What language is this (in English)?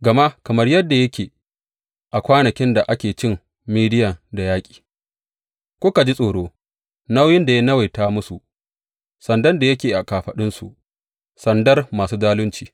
Hausa